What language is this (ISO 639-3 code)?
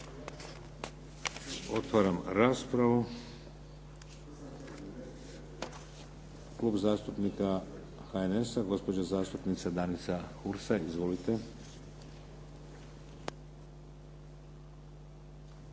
hrv